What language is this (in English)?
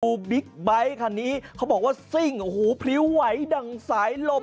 Thai